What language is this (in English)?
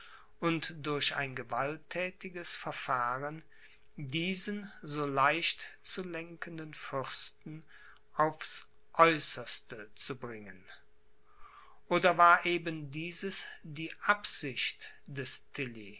German